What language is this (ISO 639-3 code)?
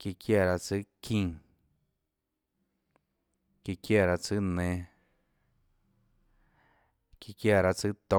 ctl